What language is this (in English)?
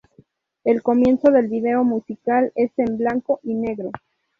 Spanish